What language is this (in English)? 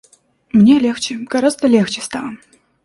Russian